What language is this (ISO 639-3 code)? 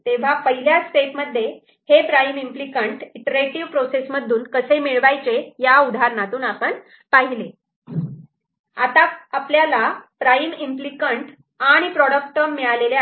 mar